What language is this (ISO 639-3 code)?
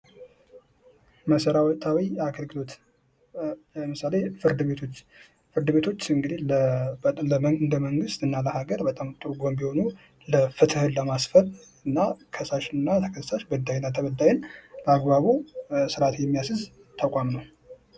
amh